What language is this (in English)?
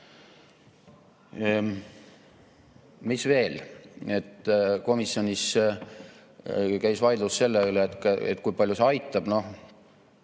Estonian